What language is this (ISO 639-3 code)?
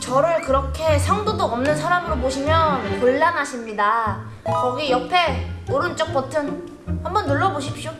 kor